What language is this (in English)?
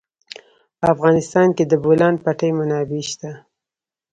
Pashto